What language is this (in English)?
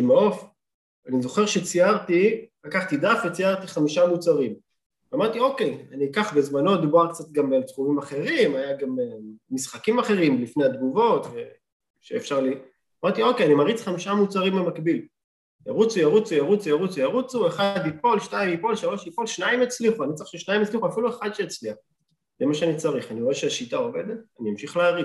Hebrew